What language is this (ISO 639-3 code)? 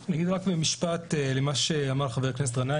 heb